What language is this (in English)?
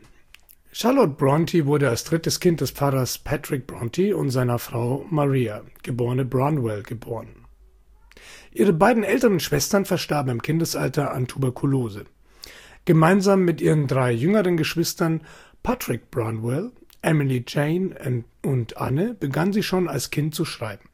German